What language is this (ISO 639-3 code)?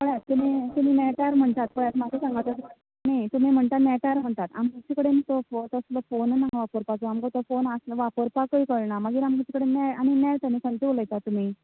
kok